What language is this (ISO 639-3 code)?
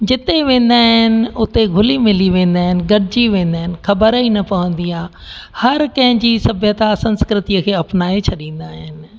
snd